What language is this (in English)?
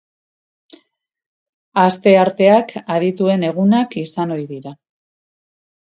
Basque